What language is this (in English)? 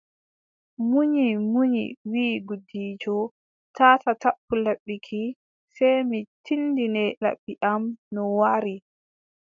Adamawa Fulfulde